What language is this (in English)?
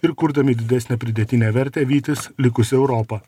Lithuanian